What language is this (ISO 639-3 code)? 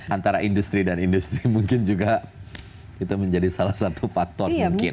ind